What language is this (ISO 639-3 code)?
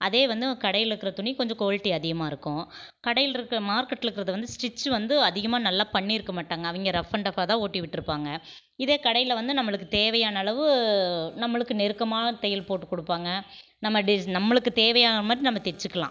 tam